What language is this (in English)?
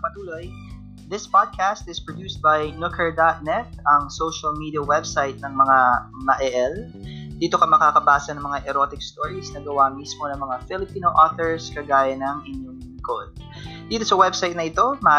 Filipino